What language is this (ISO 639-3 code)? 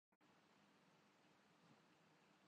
urd